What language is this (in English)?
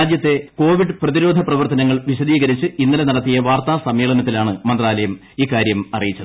Malayalam